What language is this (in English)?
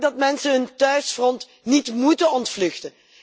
Dutch